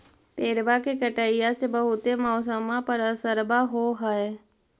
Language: Magahi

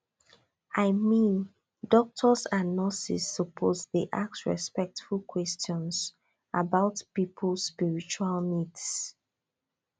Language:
Nigerian Pidgin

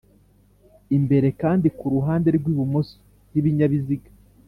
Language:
Kinyarwanda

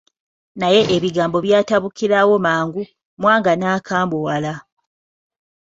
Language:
Ganda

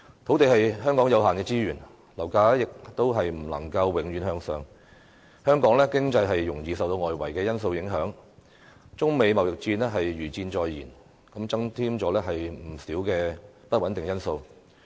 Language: Cantonese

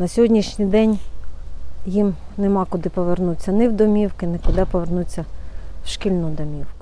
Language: Ukrainian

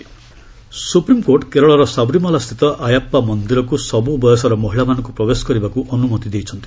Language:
Odia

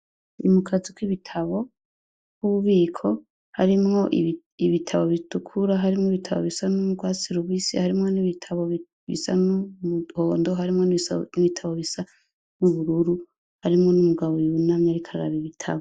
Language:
Rundi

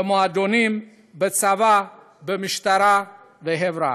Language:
Hebrew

